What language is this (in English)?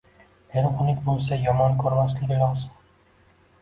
Uzbek